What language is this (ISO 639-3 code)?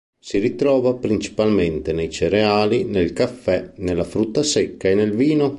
ita